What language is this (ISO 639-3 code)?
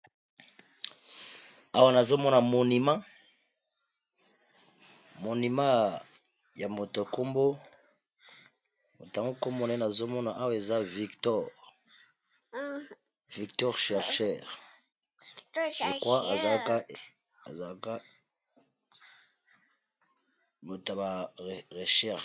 lin